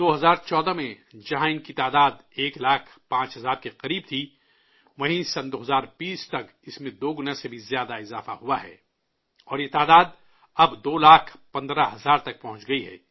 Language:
Urdu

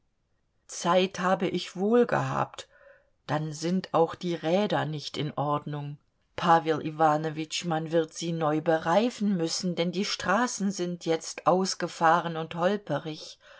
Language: German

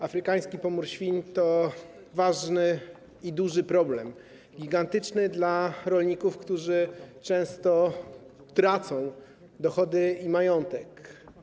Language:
Polish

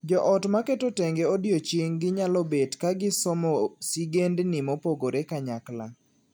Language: Luo (Kenya and Tanzania)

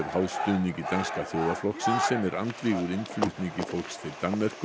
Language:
Icelandic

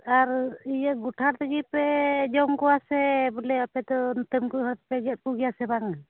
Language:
Santali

